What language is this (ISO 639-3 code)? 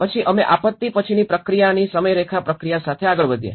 guj